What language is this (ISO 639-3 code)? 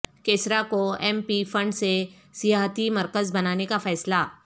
urd